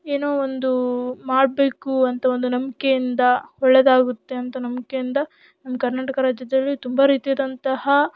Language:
Kannada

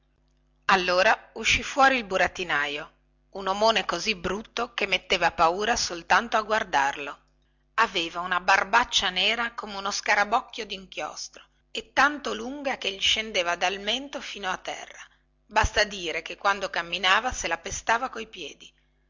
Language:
Italian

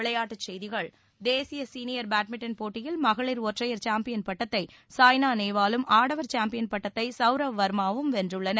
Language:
Tamil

